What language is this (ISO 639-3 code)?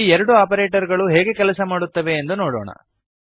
kan